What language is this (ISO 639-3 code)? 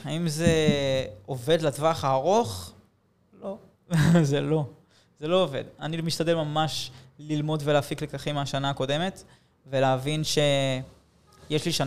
heb